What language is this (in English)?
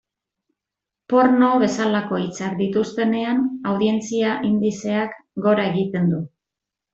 Basque